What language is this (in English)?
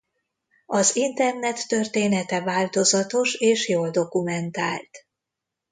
Hungarian